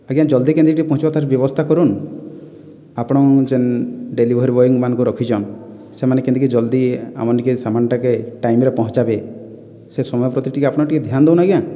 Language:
Odia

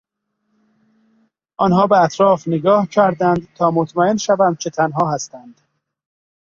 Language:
Persian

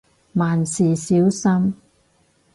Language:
Cantonese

